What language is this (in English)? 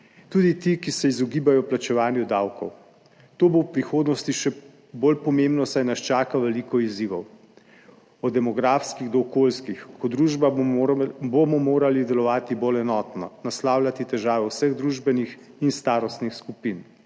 Slovenian